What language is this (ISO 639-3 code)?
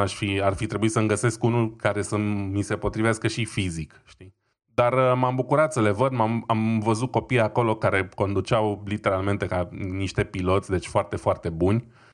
ron